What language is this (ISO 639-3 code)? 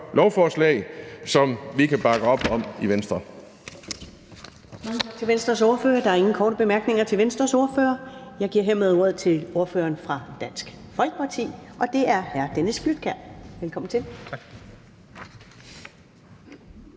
dan